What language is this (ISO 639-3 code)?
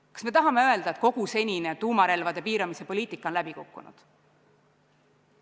est